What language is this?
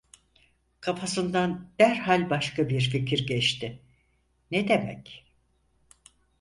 Turkish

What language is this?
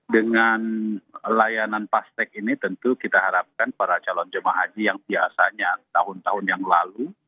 Indonesian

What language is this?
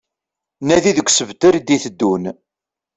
Kabyle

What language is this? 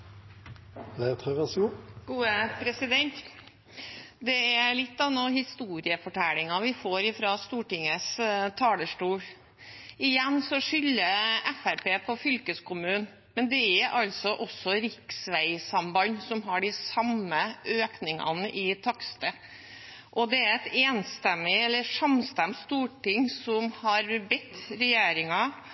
Norwegian Bokmål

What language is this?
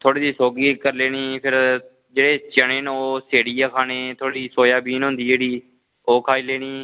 Dogri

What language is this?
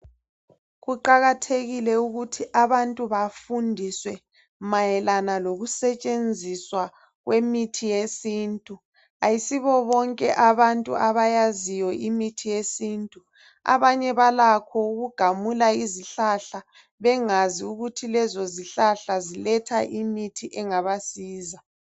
North Ndebele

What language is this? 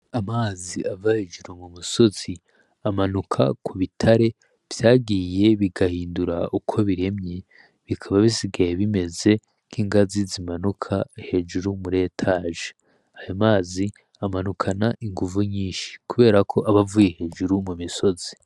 Rundi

